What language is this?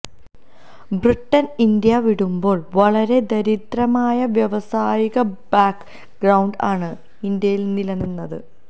Malayalam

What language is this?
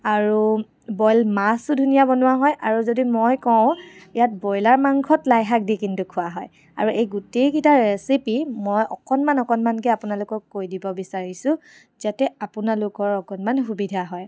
Assamese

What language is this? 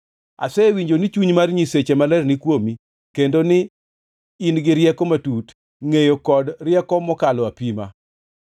Luo (Kenya and Tanzania)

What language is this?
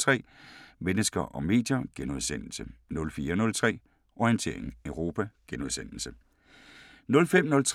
Danish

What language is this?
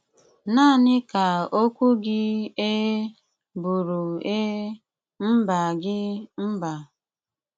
Igbo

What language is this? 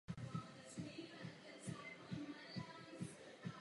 Czech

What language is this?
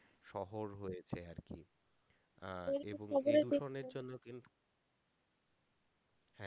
Bangla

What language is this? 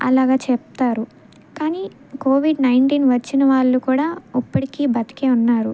Telugu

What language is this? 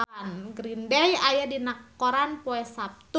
Sundanese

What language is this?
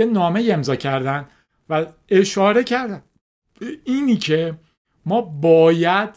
Persian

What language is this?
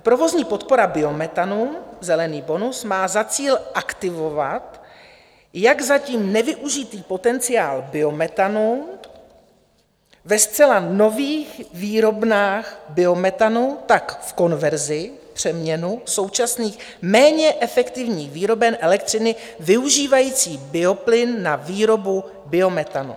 Czech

